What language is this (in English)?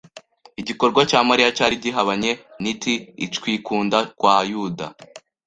Kinyarwanda